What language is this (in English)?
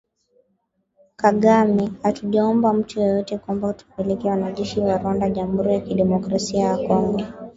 Swahili